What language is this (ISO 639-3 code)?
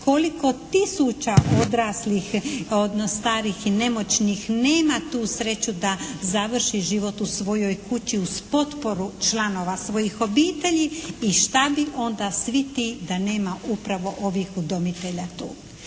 hrv